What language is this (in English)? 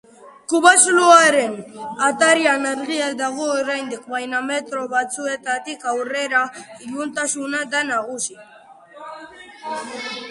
Basque